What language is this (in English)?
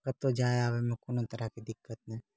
Maithili